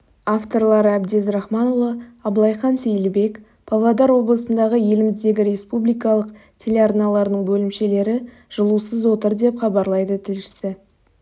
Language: Kazakh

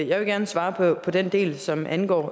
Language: Danish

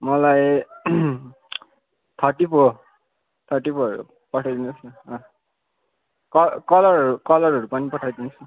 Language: Nepali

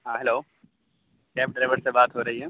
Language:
Urdu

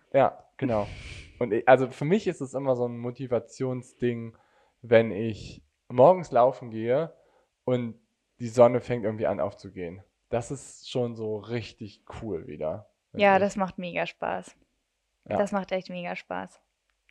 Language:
German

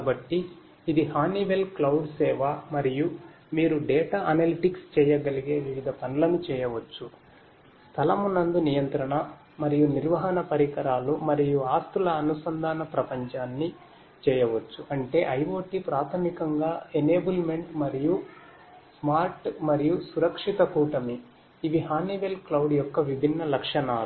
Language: Telugu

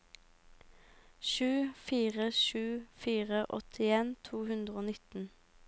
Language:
Norwegian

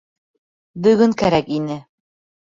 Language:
Bashkir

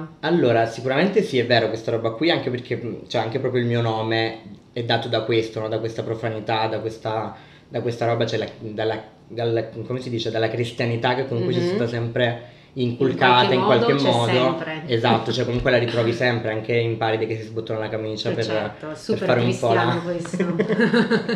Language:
Italian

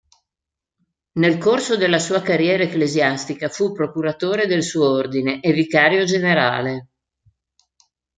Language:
Italian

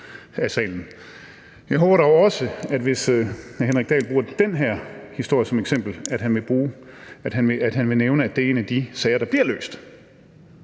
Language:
Danish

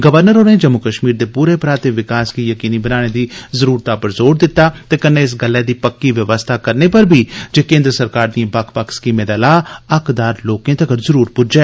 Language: Dogri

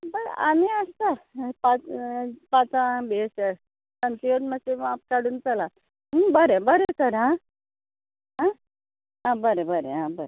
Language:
Konkani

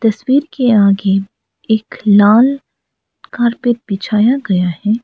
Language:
Hindi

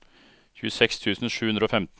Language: Norwegian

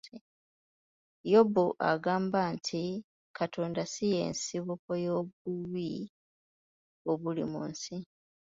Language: Ganda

